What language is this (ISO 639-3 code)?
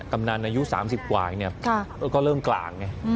tha